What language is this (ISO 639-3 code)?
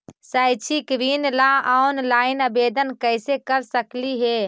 mag